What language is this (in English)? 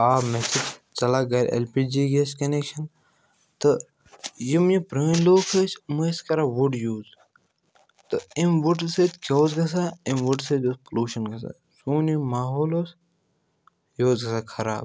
Kashmiri